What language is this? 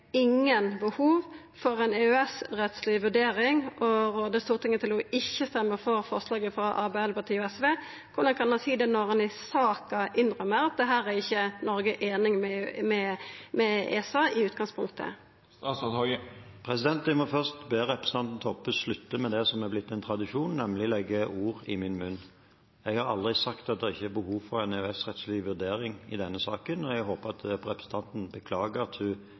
Norwegian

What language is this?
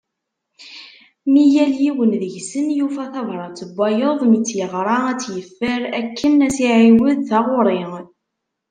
Kabyle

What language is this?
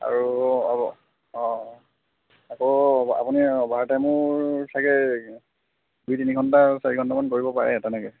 Assamese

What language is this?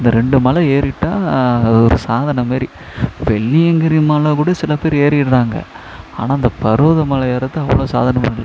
Tamil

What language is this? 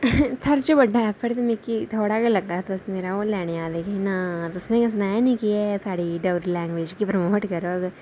Dogri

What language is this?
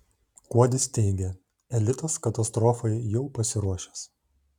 Lithuanian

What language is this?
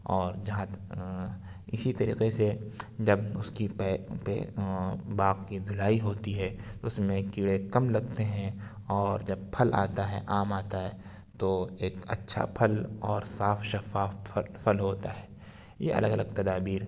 Urdu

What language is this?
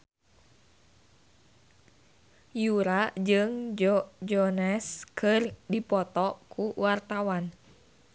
Sundanese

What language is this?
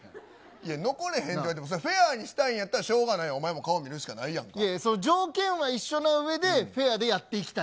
Japanese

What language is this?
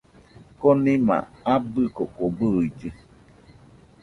Nüpode Huitoto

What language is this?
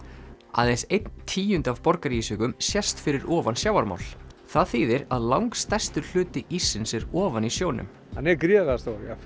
Icelandic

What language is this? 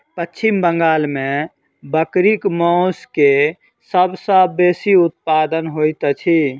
Maithili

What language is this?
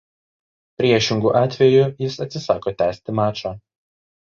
Lithuanian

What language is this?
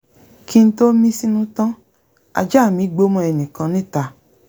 Yoruba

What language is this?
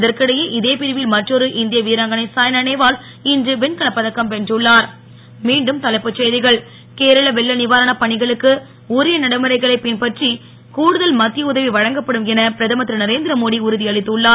Tamil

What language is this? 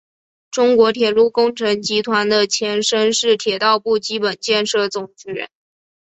Chinese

